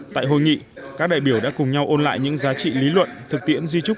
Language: Vietnamese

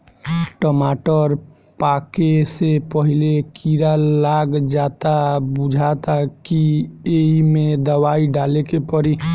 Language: Bhojpuri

